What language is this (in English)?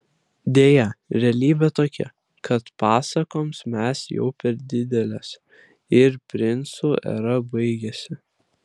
Lithuanian